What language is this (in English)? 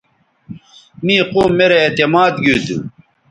Bateri